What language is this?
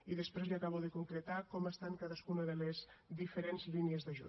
Catalan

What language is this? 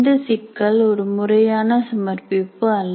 Tamil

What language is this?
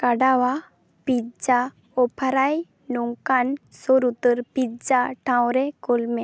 Santali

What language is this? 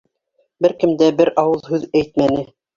Bashkir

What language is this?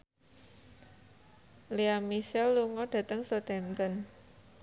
Javanese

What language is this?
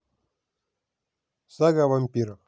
Russian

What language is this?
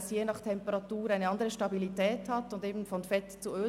Swiss German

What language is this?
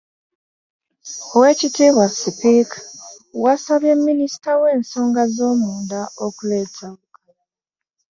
Ganda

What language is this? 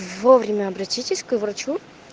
Russian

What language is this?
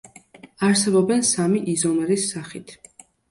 Georgian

